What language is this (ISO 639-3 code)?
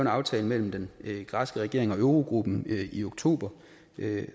dan